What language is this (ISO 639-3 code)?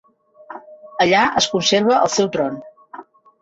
cat